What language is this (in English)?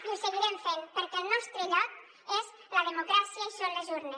Catalan